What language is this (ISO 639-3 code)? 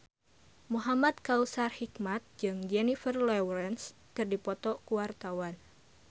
sun